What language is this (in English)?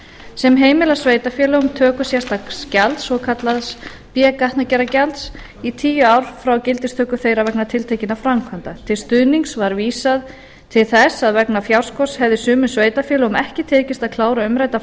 Icelandic